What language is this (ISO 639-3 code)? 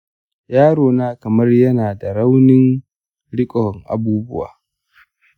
hau